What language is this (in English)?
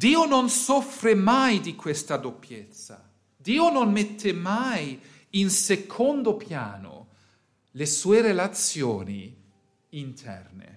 Italian